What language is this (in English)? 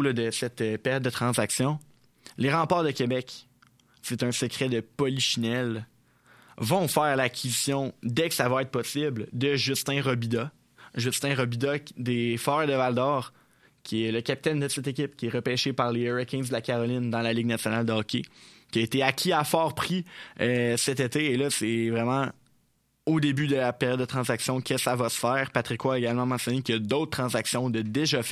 French